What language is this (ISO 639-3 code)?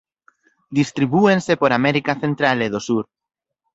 glg